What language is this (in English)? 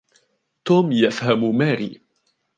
Arabic